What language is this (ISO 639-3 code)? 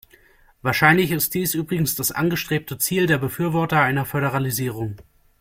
deu